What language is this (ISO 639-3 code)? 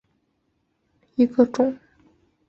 zho